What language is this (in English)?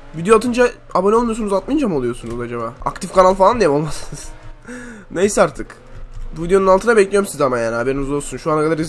Turkish